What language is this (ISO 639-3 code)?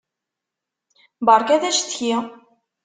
kab